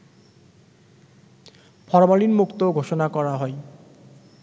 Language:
Bangla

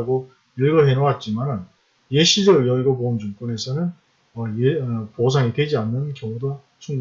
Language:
Korean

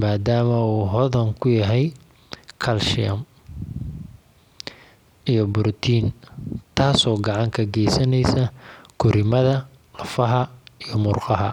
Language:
Somali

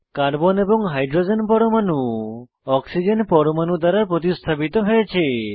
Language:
Bangla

